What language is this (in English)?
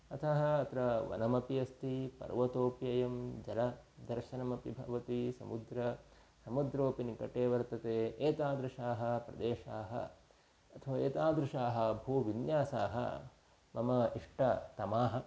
Sanskrit